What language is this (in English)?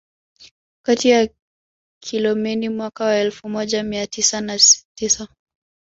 Swahili